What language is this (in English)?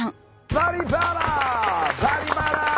Japanese